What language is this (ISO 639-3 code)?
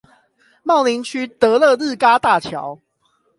zho